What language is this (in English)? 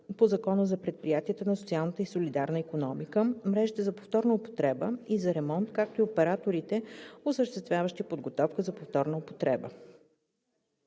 Bulgarian